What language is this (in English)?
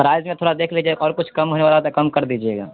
Urdu